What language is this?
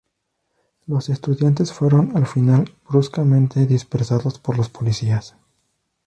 Spanish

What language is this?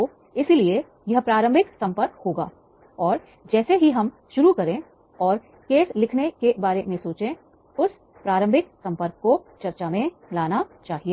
Hindi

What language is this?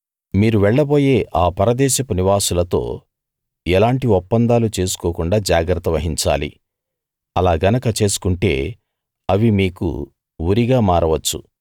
Telugu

